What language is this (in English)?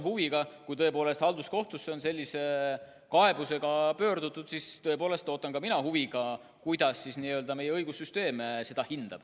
Estonian